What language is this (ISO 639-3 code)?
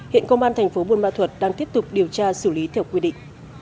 vie